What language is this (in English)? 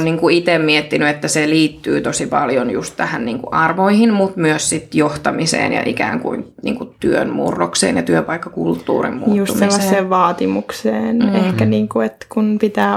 Finnish